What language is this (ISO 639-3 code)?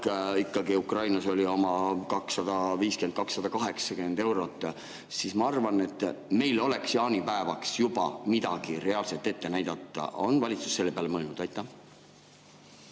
est